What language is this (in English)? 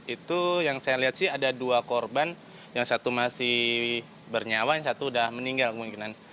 Indonesian